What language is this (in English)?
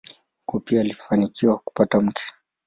Swahili